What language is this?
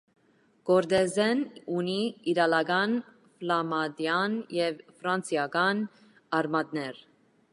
Armenian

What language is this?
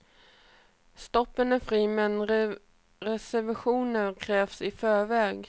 Swedish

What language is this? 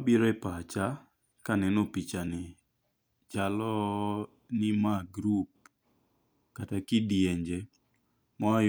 Luo (Kenya and Tanzania)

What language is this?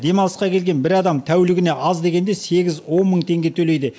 Kazakh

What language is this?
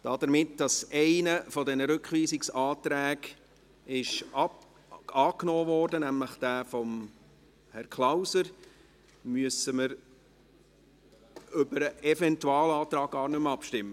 Swiss German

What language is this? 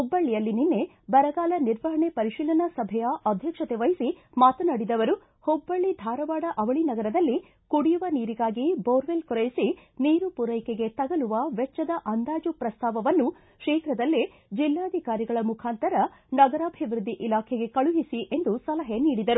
Kannada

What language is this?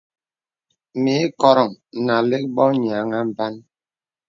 Bebele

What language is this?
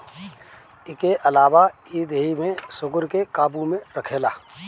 Bhojpuri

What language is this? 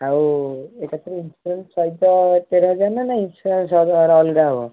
Odia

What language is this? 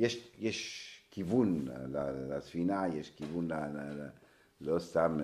Hebrew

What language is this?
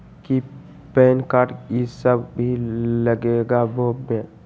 Magahi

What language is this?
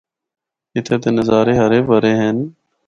Northern Hindko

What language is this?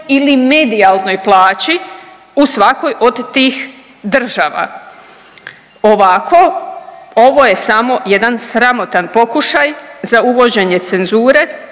Croatian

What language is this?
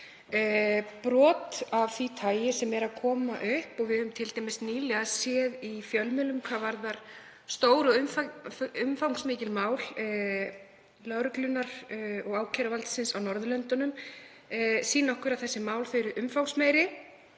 Icelandic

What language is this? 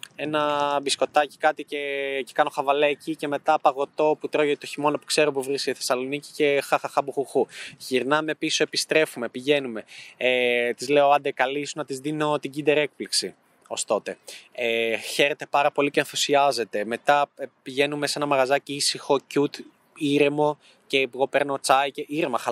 Greek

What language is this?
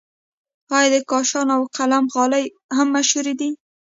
Pashto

